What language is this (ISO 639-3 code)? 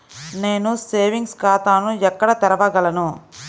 tel